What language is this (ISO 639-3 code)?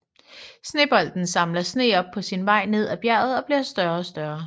dan